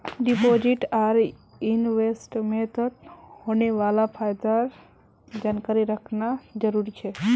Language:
Magahi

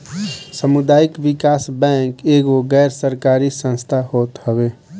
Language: Bhojpuri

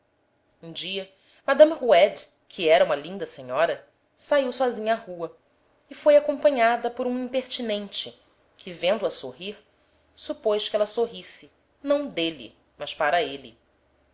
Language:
Portuguese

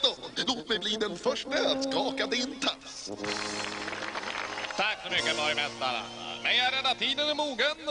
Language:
Swedish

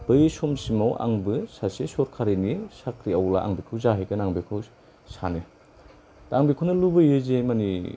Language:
Bodo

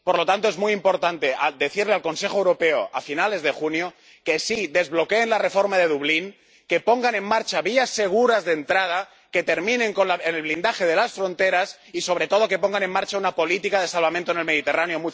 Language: Spanish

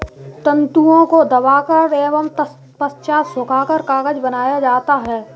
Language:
Hindi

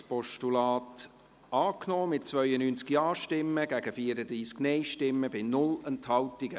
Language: Swiss German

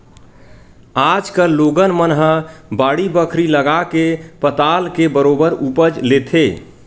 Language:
Chhattisgarhi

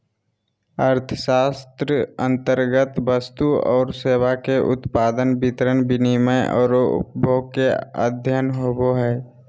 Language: Magahi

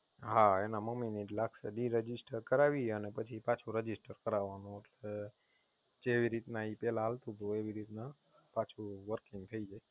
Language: Gujarati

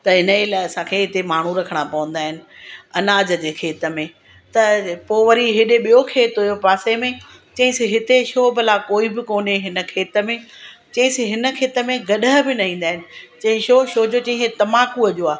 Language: Sindhi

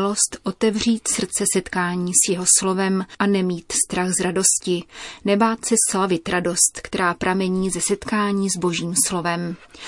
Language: Czech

